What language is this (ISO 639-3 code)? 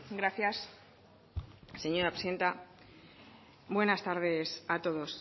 spa